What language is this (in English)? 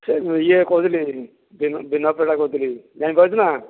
Odia